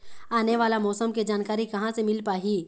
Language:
Chhattisgarhi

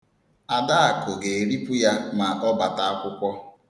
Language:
Igbo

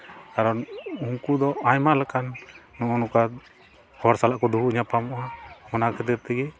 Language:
Santali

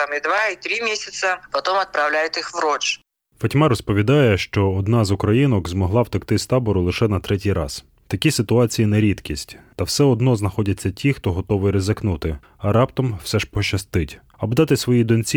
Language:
Ukrainian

